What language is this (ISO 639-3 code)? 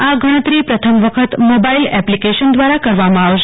guj